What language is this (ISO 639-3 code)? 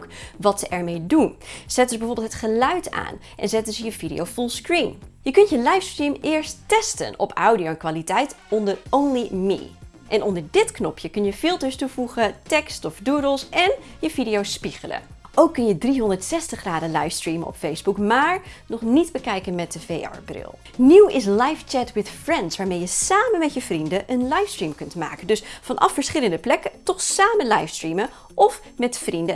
nld